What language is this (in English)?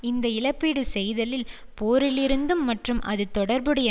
Tamil